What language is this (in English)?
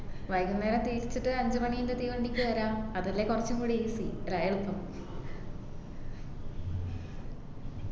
Malayalam